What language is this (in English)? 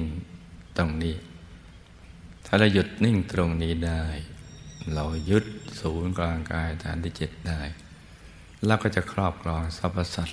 Thai